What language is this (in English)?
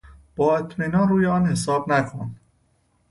Persian